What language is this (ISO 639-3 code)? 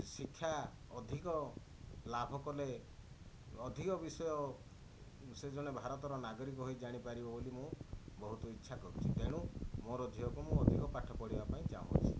ori